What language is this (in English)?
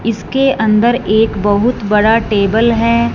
Hindi